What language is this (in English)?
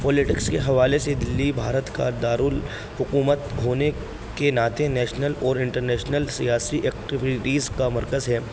Urdu